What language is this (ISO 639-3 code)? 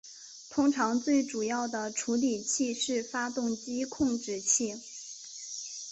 zho